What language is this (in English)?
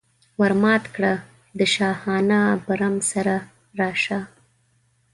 Pashto